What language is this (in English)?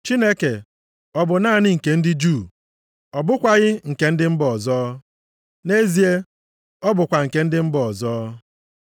Igbo